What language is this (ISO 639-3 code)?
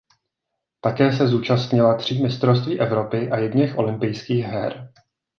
ces